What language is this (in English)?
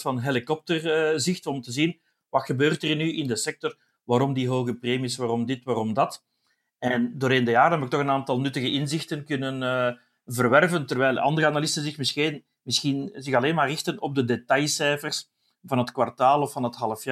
Dutch